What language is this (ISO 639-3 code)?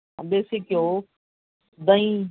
pan